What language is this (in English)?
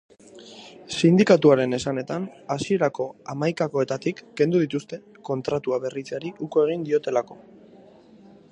Basque